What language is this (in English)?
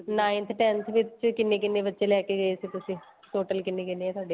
Punjabi